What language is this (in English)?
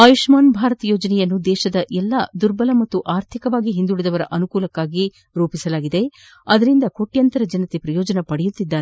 Kannada